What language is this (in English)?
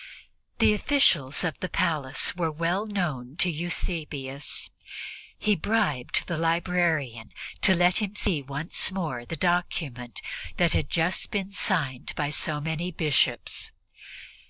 English